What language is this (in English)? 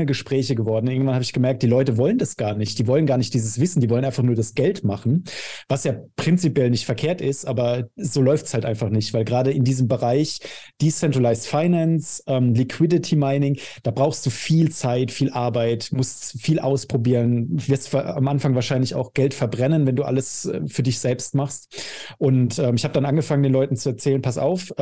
German